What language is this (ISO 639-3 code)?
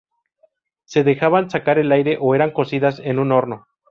spa